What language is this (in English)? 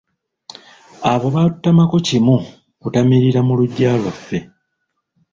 Ganda